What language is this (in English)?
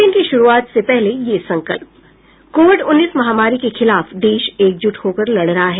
Hindi